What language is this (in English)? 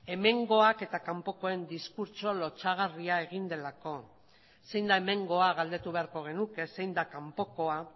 Basque